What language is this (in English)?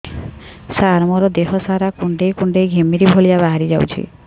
Odia